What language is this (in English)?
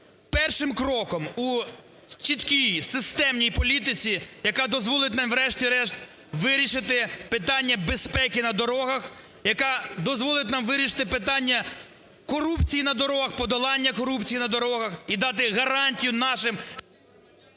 Ukrainian